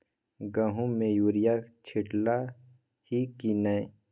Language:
Maithili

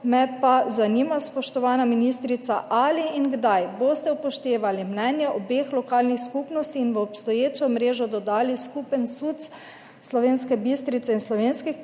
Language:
Slovenian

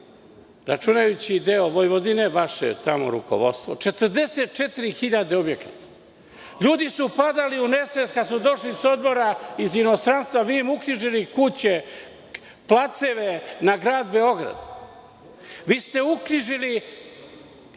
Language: Serbian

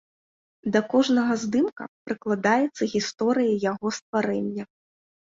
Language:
Belarusian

